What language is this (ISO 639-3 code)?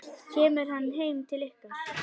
isl